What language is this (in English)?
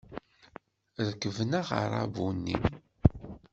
Kabyle